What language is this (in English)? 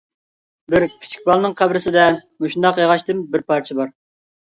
Uyghur